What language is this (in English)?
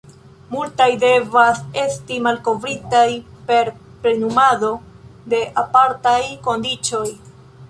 Esperanto